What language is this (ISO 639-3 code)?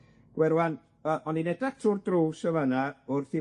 cym